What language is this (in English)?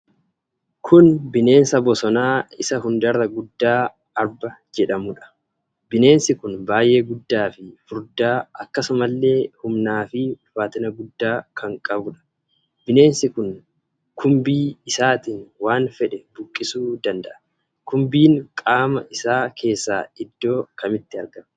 Oromo